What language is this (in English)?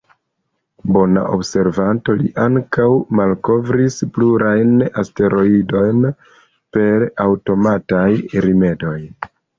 Esperanto